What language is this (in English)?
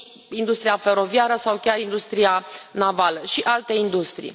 Romanian